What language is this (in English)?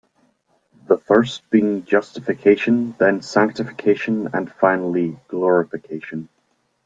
English